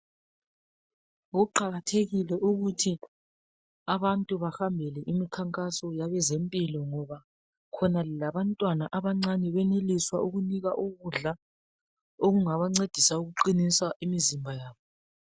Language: North Ndebele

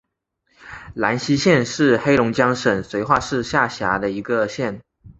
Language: Chinese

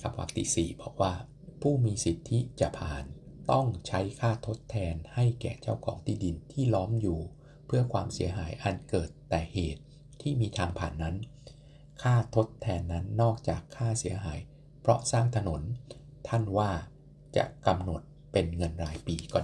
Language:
Thai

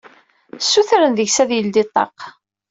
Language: Kabyle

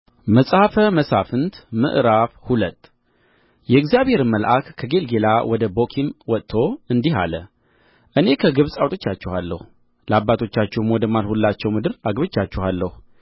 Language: Amharic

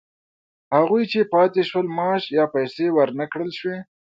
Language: Pashto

